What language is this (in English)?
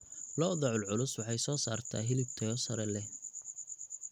Somali